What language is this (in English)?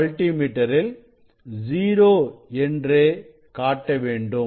Tamil